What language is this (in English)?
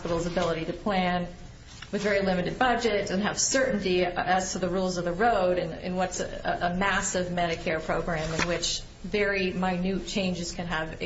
English